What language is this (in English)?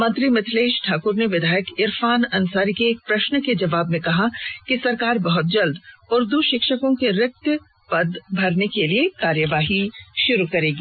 Hindi